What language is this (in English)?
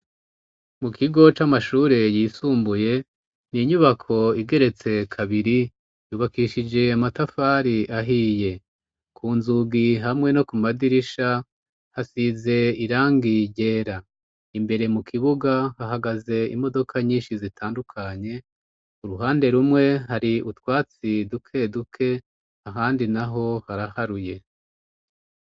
Rundi